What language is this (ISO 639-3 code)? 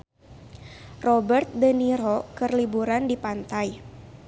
sun